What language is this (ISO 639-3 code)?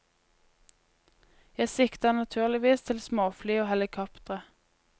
nor